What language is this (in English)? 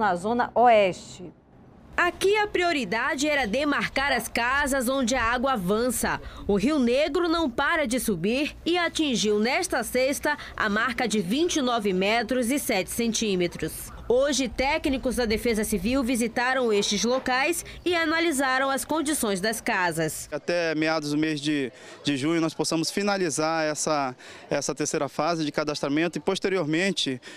Portuguese